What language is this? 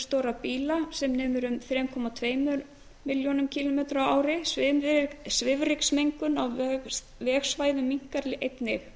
Icelandic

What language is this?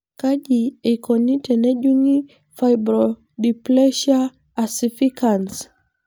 Masai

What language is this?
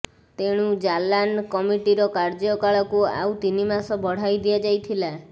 Odia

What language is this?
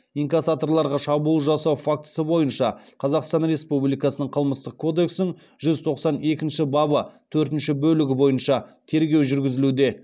Kazakh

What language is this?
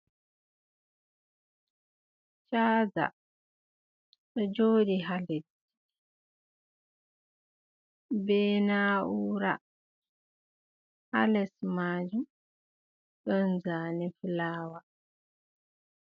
Fula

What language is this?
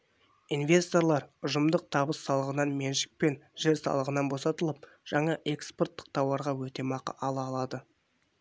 Kazakh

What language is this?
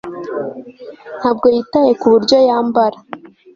Kinyarwanda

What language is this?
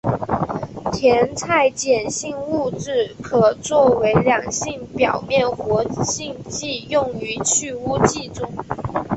Chinese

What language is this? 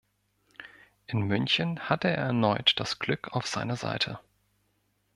German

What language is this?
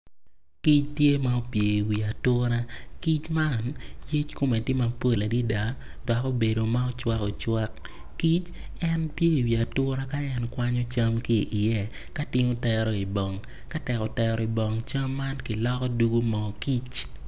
Acoli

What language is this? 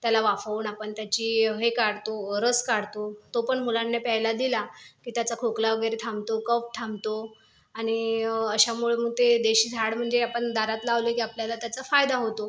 Marathi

